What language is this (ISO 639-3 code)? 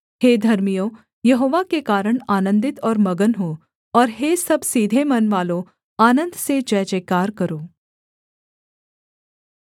hin